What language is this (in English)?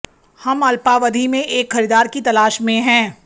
Hindi